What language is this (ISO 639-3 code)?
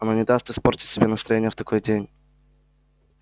rus